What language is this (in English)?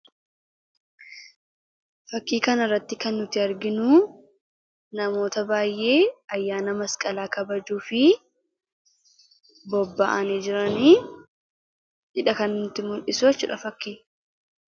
Oromo